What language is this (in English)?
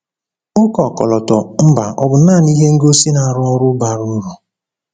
Igbo